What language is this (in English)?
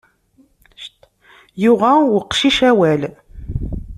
Kabyle